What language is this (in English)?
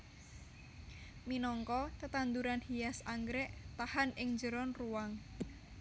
Javanese